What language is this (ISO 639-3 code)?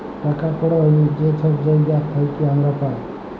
ben